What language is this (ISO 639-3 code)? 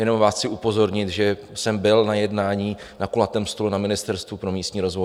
ces